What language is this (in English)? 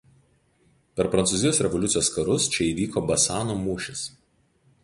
Lithuanian